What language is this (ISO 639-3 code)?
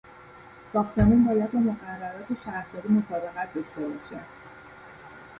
fas